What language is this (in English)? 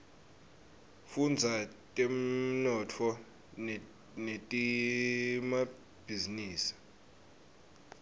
Swati